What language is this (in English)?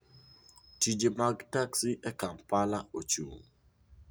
Luo (Kenya and Tanzania)